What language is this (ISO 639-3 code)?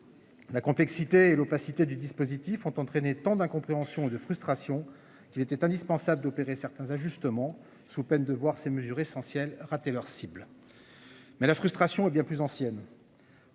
fra